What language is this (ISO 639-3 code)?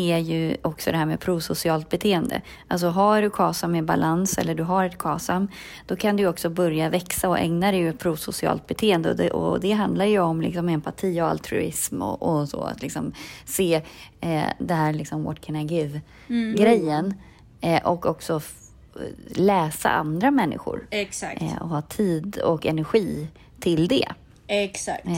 swe